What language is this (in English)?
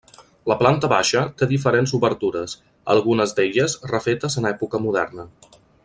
Catalan